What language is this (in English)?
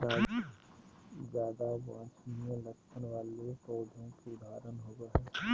Magahi